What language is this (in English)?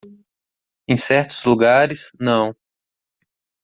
Portuguese